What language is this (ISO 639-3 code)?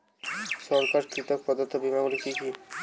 ben